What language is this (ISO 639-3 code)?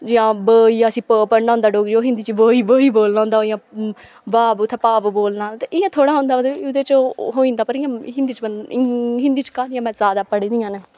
doi